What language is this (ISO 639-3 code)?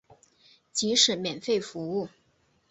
zho